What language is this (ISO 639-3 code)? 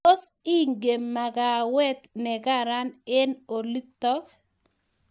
kln